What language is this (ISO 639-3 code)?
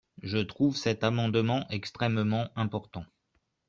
fra